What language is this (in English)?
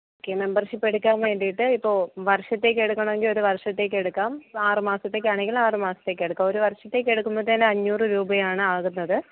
Malayalam